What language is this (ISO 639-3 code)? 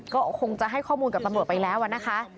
tha